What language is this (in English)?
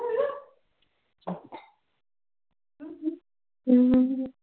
Punjabi